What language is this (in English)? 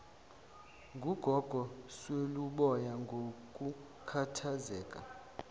Zulu